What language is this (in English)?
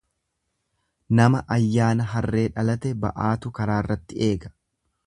Oromo